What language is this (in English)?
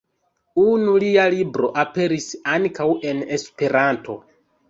Esperanto